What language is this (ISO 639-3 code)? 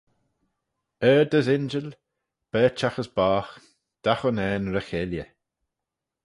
glv